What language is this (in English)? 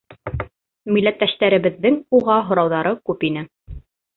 Bashkir